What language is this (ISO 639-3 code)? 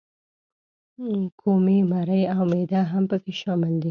pus